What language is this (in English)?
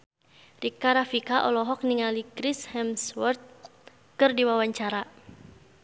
Sundanese